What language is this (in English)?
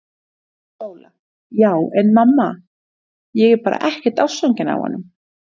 Icelandic